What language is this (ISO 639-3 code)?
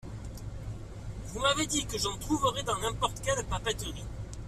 fra